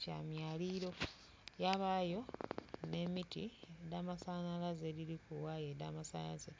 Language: Soga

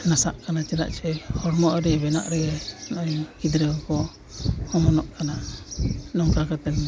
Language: Santali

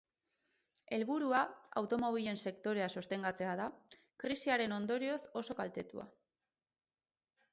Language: Basque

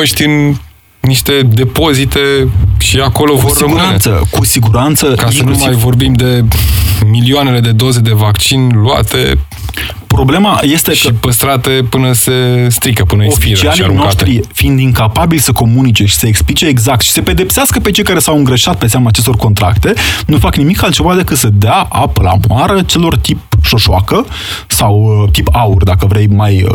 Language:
Romanian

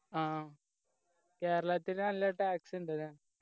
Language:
Malayalam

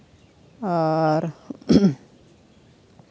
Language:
Santali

